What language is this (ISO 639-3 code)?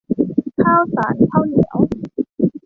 tha